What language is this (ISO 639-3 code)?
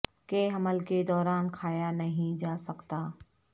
urd